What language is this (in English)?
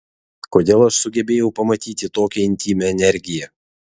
Lithuanian